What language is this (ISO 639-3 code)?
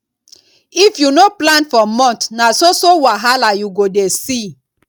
pcm